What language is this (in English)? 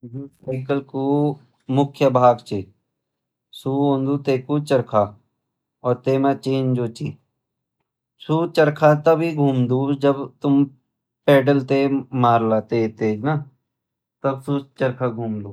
Garhwali